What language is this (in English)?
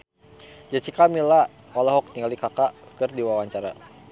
Sundanese